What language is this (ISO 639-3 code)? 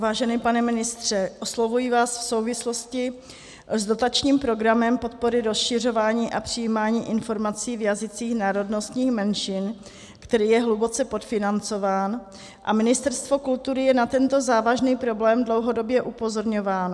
ces